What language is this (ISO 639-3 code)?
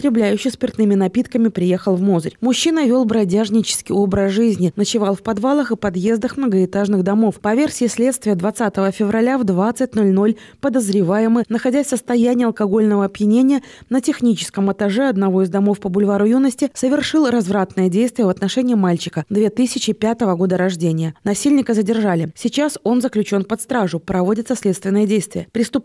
rus